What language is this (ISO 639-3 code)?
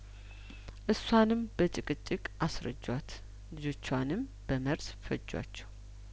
amh